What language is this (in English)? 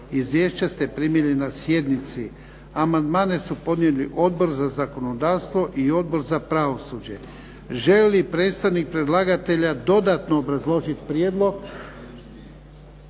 Croatian